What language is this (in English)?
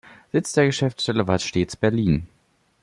German